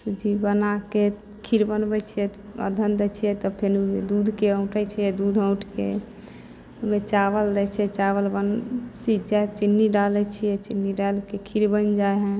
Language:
Maithili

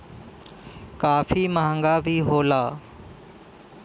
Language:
Bhojpuri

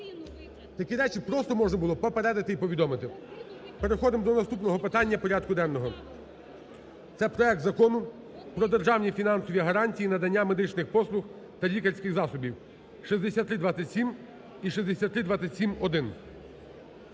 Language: Ukrainian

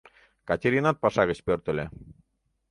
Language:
Mari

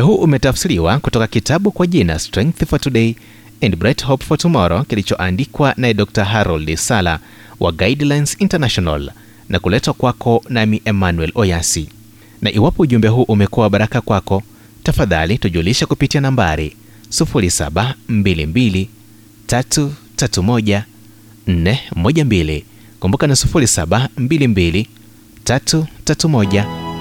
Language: Swahili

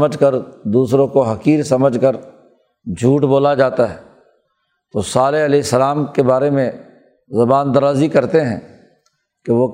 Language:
Urdu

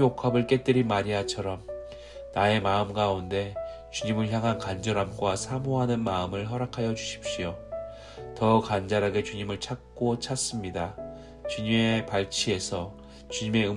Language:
Korean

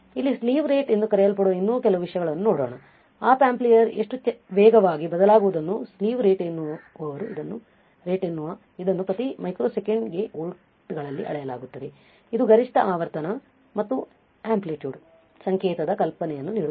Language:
Kannada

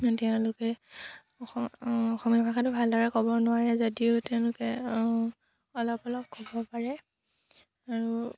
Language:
Assamese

